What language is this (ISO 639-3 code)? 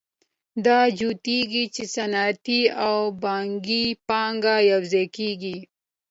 pus